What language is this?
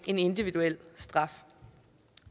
Danish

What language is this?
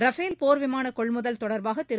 Tamil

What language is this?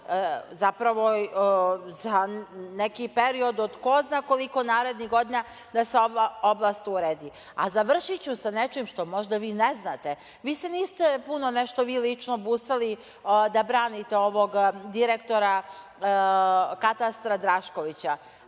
Serbian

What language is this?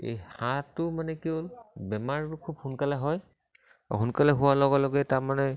Assamese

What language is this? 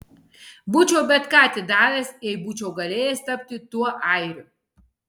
Lithuanian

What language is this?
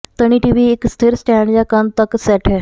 Punjabi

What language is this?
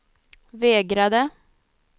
Swedish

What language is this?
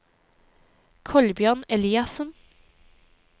Norwegian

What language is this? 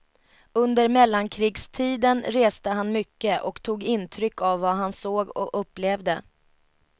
Swedish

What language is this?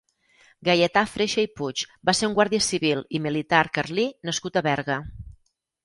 Catalan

